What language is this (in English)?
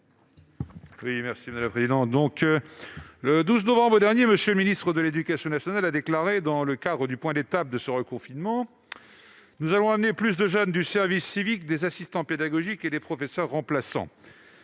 French